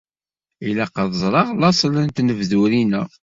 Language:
Kabyle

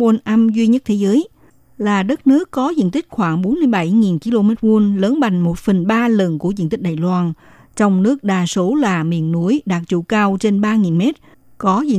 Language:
Vietnamese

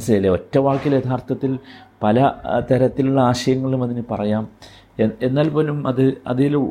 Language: Malayalam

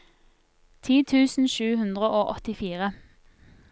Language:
Norwegian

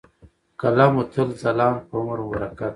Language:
Pashto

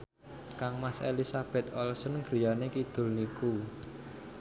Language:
Javanese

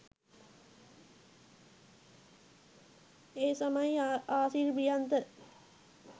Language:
Sinhala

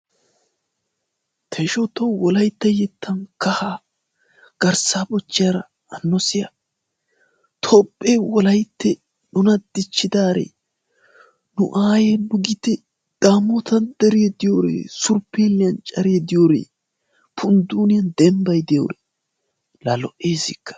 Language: Wolaytta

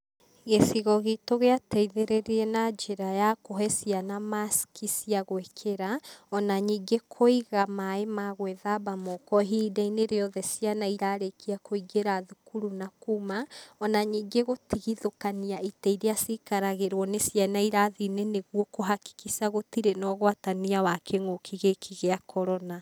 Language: Kikuyu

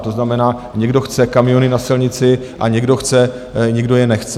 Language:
Czech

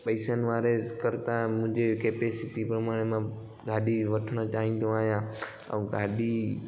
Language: Sindhi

